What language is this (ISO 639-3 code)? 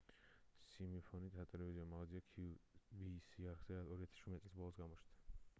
kat